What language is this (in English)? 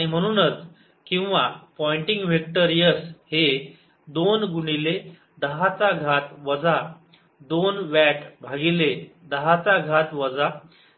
Marathi